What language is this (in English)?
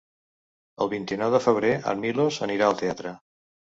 Catalan